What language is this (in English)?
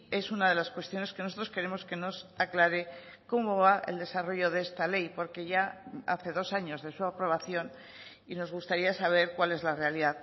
Spanish